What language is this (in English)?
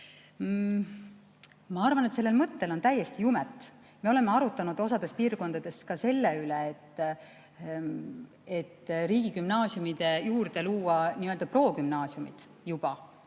Estonian